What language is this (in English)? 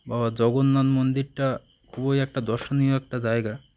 Bangla